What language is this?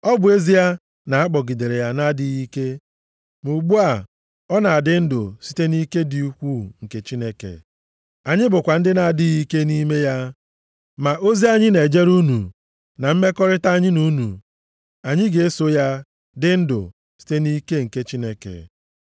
Igbo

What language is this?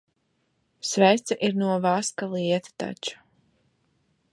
Latvian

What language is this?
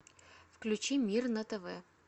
Russian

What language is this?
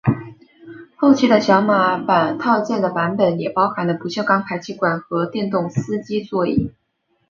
Chinese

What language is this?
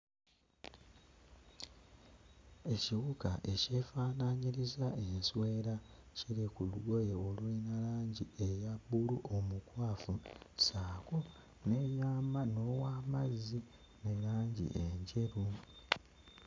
Ganda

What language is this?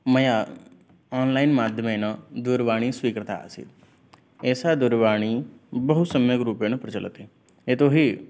Sanskrit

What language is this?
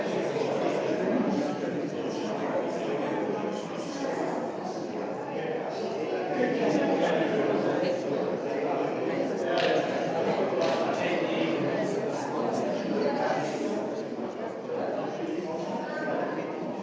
Slovenian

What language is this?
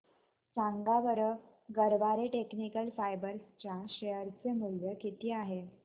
Marathi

